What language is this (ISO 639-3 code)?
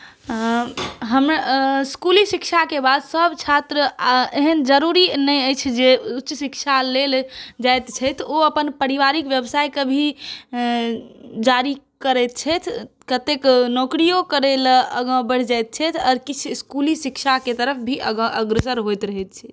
mai